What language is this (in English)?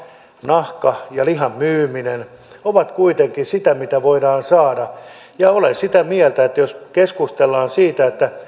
Finnish